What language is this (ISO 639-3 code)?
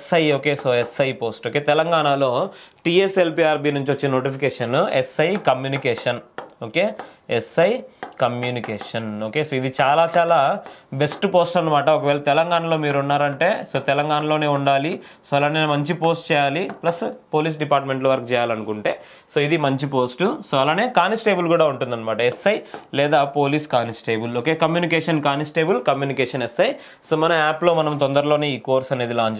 tel